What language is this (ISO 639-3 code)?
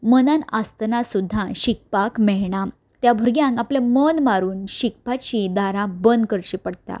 kok